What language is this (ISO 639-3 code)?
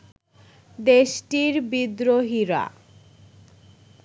ben